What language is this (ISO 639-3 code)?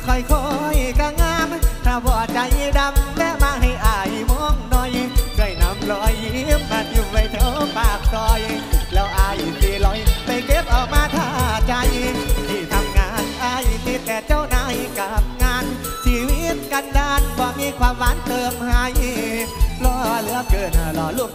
tha